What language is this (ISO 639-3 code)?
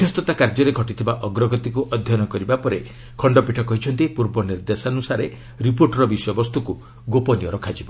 ori